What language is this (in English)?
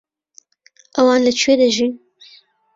Central Kurdish